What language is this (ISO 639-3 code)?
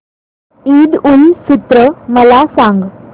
mar